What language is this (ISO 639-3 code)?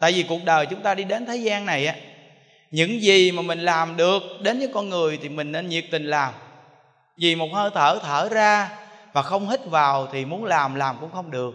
vie